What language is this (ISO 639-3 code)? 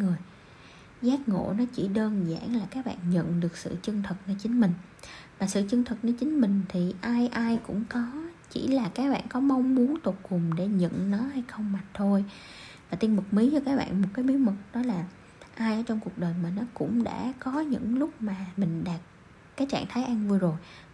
vie